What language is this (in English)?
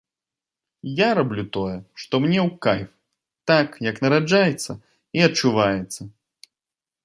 Belarusian